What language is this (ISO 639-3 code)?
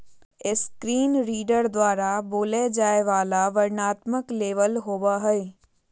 mag